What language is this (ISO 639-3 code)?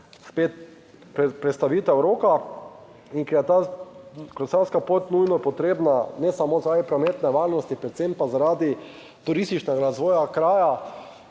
slv